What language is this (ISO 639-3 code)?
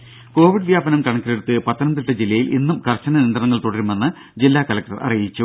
mal